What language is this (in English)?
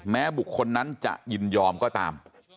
Thai